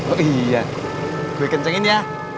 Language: Indonesian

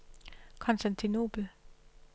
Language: Danish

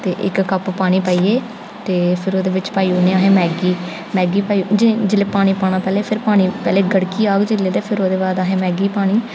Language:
Dogri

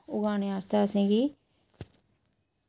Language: Dogri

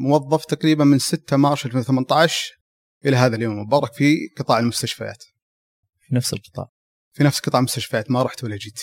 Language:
Arabic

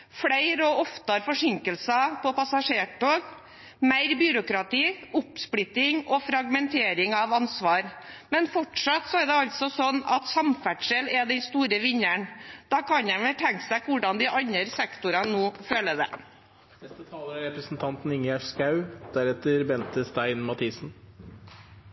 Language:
Norwegian Bokmål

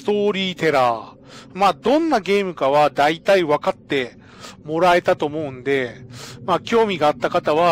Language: Japanese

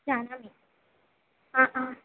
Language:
Sanskrit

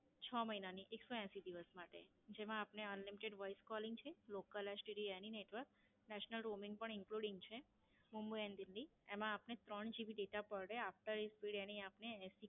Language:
Gujarati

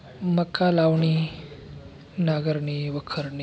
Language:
Marathi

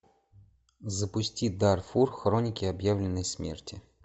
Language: Russian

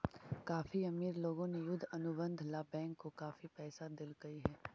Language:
Magahi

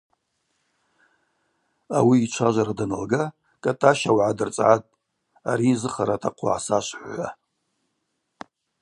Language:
Abaza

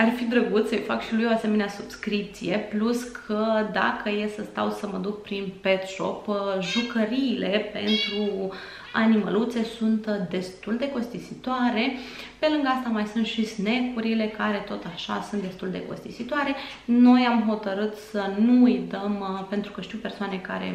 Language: Romanian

